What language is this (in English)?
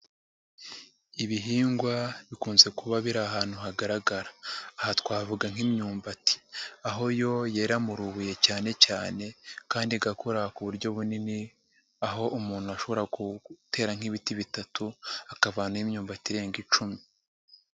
Kinyarwanda